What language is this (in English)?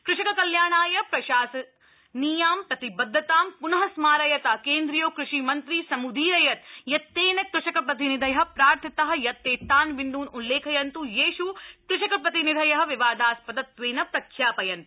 Sanskrit